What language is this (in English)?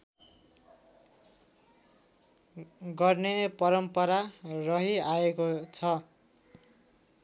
Nepali